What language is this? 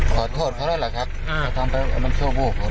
Thai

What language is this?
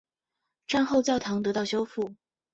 Chinese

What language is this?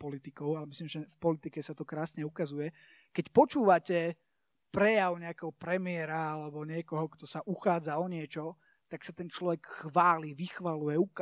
Slovak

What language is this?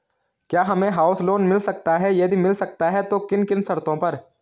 Hindi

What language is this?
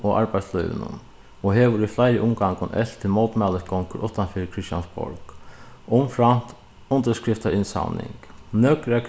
Faroese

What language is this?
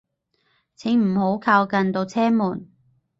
Cantonese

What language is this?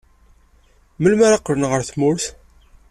Kabyle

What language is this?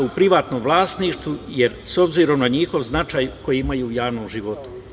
Serbian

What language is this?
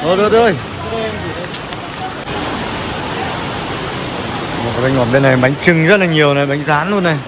Vietnamese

